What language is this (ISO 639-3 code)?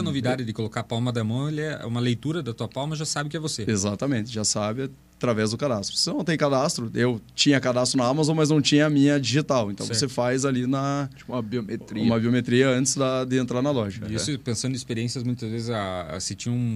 por